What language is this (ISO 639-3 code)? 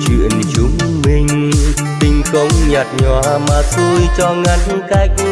vie